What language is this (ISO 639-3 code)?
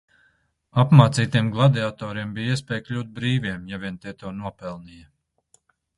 lav